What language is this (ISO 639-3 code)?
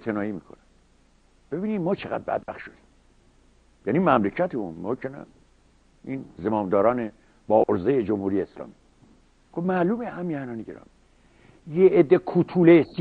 fas